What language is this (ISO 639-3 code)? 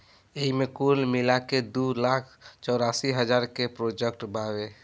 bho